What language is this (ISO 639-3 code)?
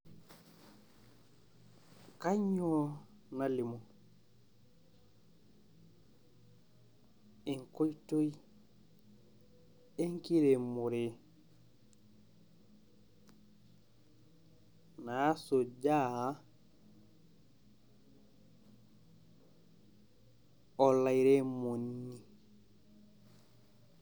mas